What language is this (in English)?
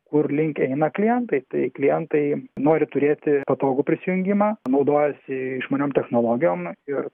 Lithuanian